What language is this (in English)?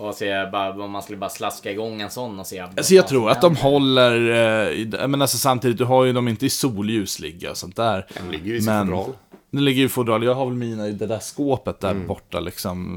Swedish